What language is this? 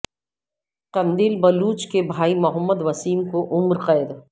Urdu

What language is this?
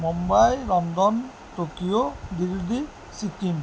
Assamese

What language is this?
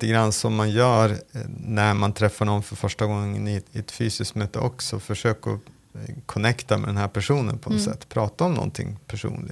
Swedish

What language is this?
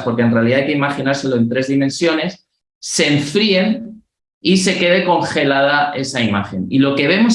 Spanish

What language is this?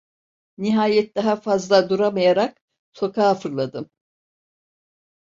Turkish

